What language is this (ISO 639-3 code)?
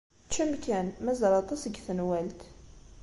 kab